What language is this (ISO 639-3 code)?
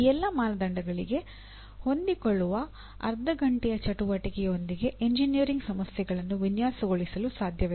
kan